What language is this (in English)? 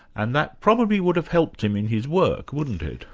English